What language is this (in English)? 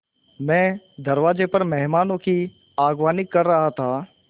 Hindi